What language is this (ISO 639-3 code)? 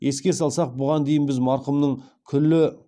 kaz